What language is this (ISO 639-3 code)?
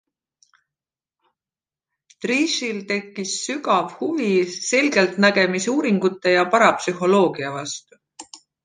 est